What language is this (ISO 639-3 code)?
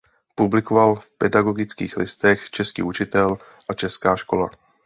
ces